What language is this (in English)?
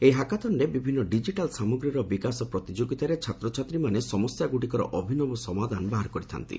Odia